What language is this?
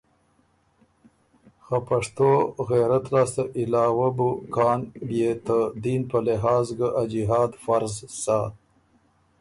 Ormuri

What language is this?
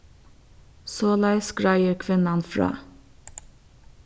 Faroese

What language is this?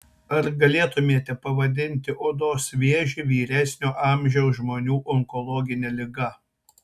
Lithuanian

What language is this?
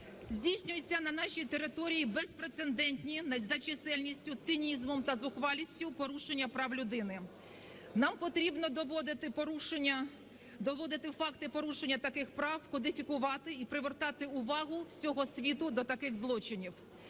Ukrainian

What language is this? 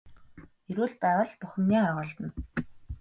Mongolian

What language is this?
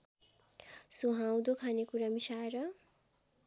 Nepali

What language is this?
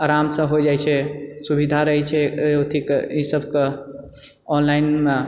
Maithili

